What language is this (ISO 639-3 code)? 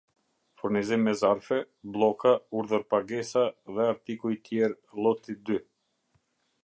sqi